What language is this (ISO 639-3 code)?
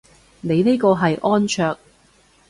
yue